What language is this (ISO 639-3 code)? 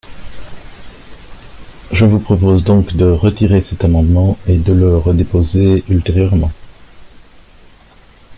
fra